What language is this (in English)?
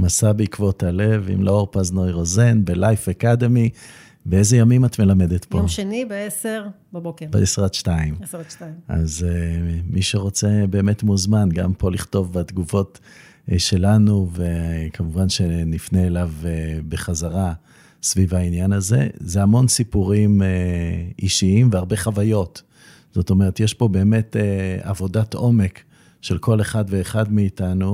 Hebrew